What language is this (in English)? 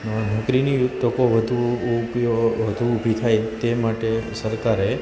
Gujarati